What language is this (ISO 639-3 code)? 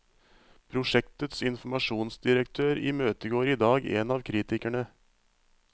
nor